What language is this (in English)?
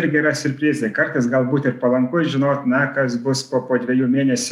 Lithuanian